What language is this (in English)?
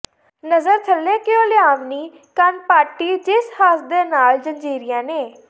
Punjabi